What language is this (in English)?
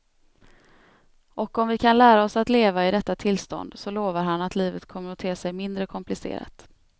Swedish